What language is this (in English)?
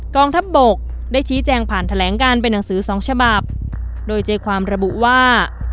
Thai